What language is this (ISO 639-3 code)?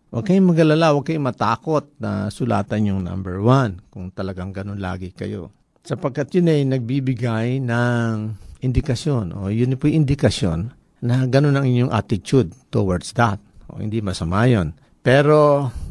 fil